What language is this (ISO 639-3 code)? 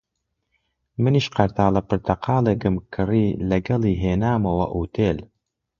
ckb